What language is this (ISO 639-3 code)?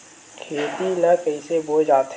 hne